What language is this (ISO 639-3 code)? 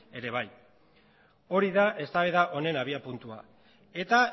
eus